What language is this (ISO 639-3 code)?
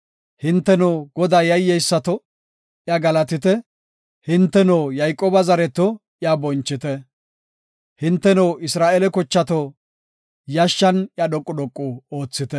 gof